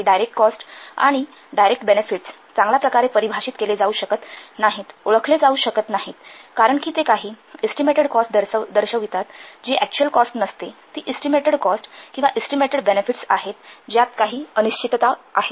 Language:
Marathi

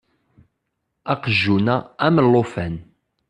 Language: Kabyle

